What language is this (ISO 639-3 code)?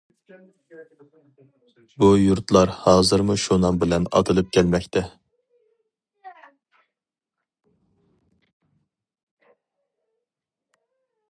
uig